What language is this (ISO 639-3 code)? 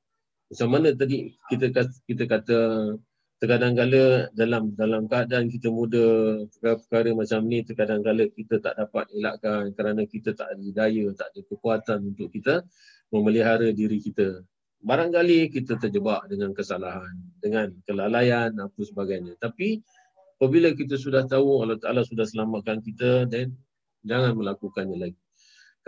msa